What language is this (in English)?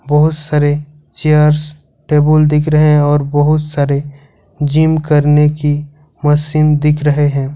Hindi